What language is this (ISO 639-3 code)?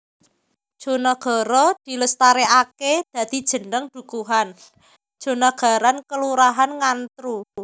jav